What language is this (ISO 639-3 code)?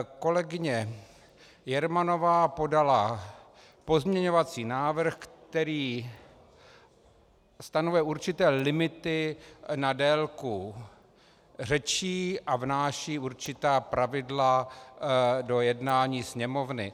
ces